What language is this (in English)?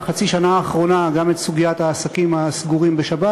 Hebrew